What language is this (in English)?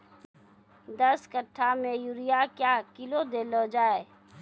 Maithili